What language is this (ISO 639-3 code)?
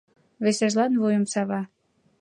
chm